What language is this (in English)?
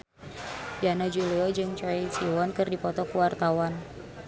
Sundanese